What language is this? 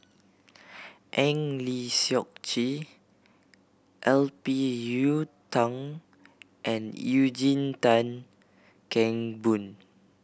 English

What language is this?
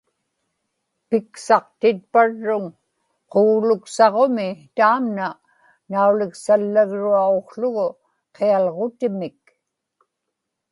Inupiaq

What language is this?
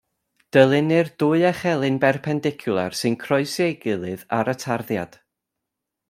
Welsh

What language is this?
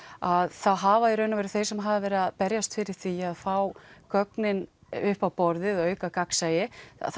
Icelandic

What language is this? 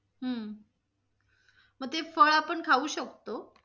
Marathi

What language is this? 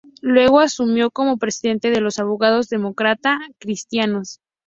Spanish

